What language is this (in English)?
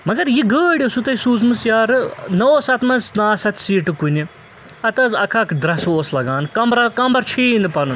Kashmiri